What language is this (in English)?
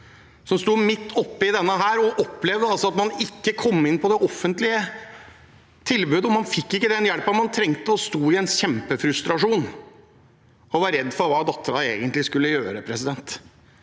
Norwegian